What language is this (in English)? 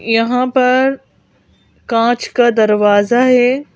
Hindi